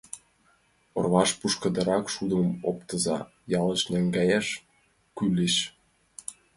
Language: Mari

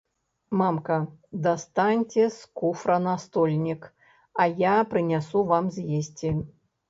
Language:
Belarusian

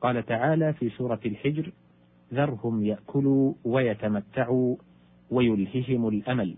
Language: Arabic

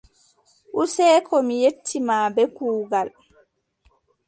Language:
Adamawa Fulfulde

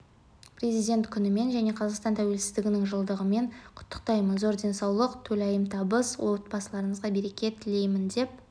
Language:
Kazakh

